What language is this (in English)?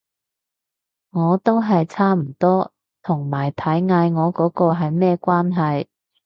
Cantonese